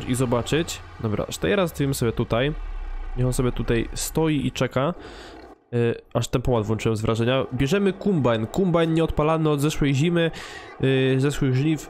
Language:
Polish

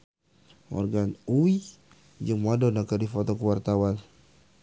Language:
Sundanese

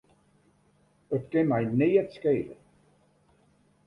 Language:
Western Frisian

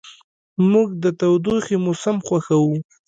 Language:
Pashto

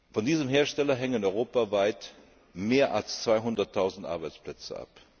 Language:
German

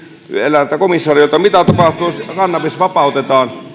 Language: Finnish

